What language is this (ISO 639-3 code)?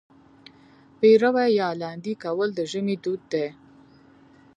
pus